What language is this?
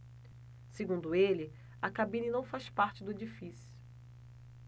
Portuguese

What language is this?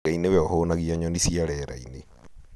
Kikuyu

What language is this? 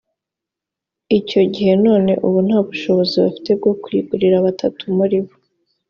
Kinyarwanda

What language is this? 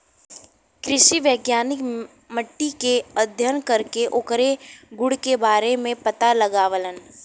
Bhojpuri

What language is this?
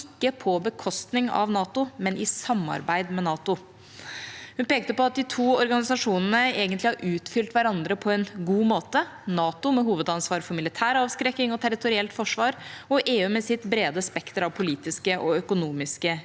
Norwegian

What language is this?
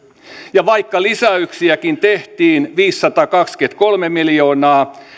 Finnish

